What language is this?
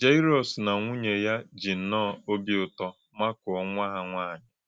Igbo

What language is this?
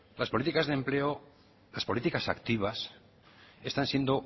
Spanish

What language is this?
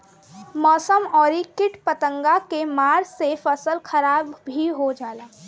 Bhojpuri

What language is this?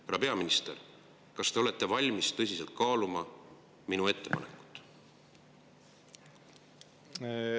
Estonian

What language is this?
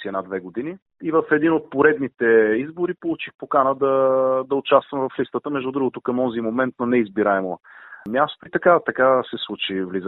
Bulgarian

